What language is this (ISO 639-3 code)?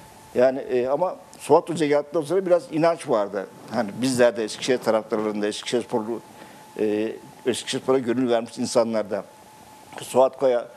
tur